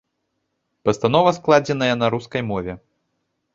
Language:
Belarusian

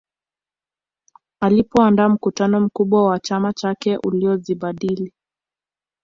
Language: Swahili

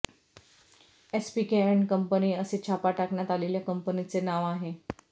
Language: Marathi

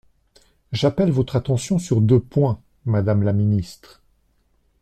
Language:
French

